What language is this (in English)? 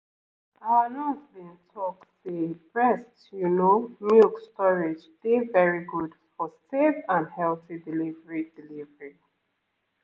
Nigerian Pidgin